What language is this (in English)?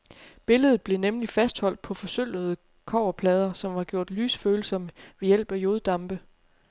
Danish